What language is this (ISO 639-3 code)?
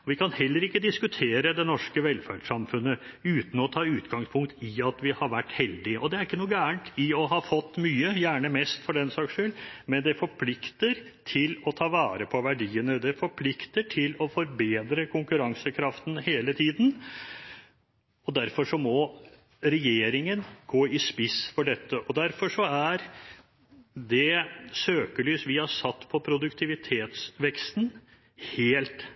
nob